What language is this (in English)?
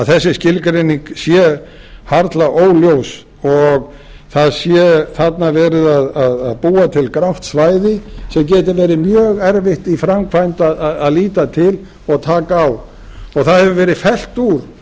Icelandic